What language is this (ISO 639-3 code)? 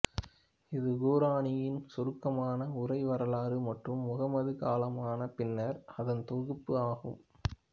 tam